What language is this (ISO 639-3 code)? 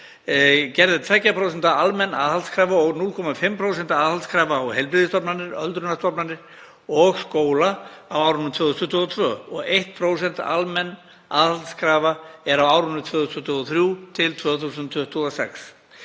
isl